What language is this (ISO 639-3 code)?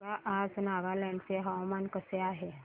mar